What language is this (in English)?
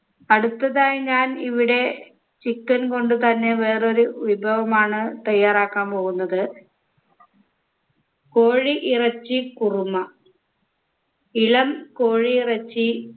Malayalam